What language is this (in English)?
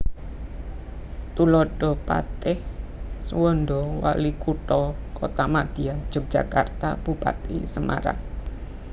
Javanese